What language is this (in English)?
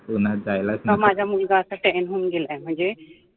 Marathi